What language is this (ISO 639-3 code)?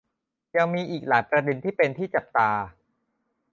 tha